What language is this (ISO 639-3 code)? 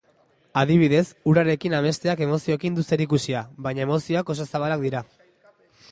eus